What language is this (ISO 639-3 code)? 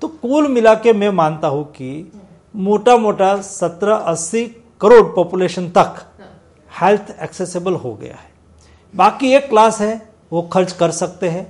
hin